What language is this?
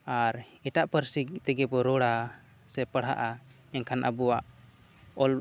Santali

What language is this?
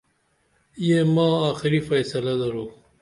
Dameli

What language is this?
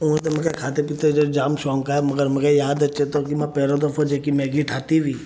Sindhi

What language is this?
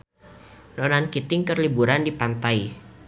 Sundanese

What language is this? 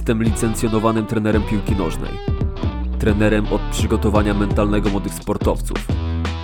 Polish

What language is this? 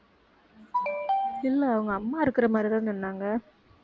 Tamil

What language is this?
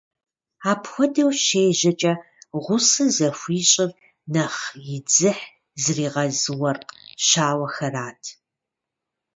Kabardian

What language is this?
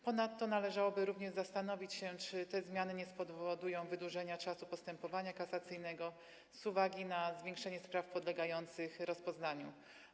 Polish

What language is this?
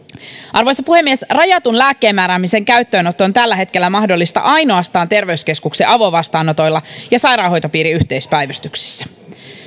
Finnish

